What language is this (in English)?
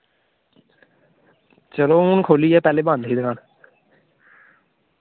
Dogri